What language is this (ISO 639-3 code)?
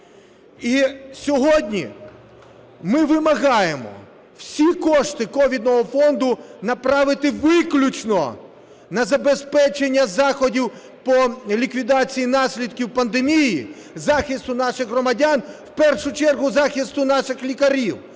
ukr